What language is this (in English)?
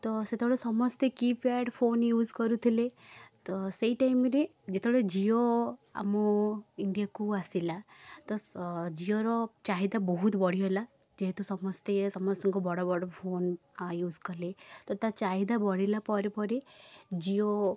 Odia